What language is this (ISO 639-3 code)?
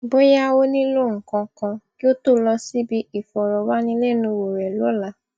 yor